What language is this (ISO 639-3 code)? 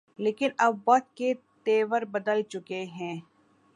urd